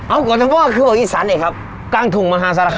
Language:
Thai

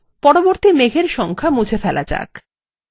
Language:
Bangla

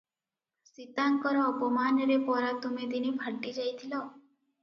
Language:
Odia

